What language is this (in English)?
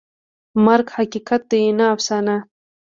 Pashto